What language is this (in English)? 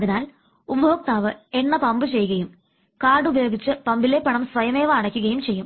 Malayalam